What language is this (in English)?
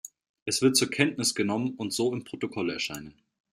German